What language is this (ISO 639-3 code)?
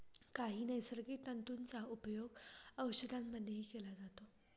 mar